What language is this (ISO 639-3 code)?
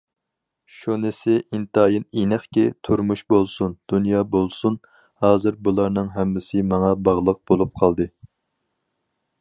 uig